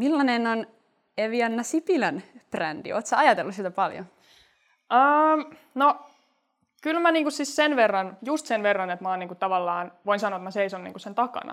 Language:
Finnish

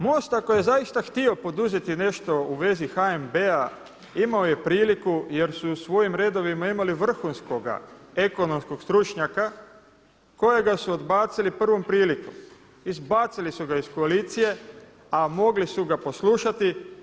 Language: Croatian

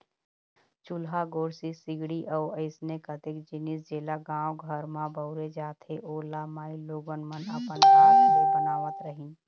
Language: Chhattisgarhi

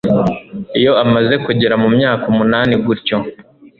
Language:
Kinyarwanda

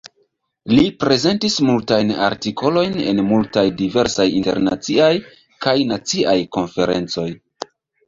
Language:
Esperanto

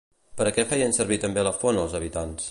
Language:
Catalan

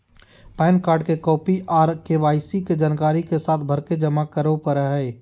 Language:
Magahi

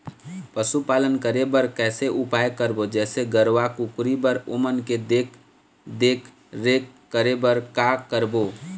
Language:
Chhattisgarhi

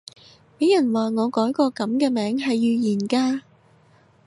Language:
Cantonese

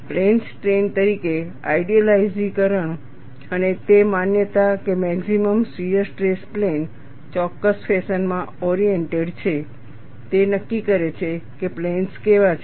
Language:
Gujarati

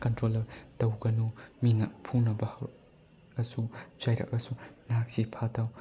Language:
Manipuri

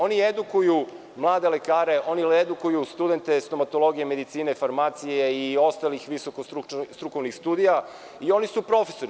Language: Serbian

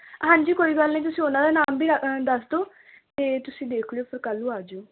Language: Punjabi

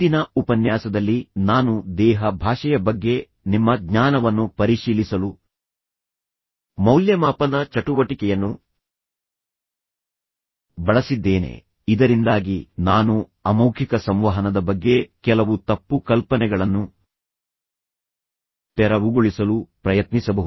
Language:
Kannada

